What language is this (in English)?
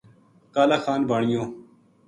Gujari